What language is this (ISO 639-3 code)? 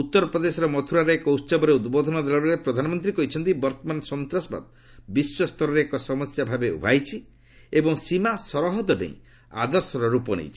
ori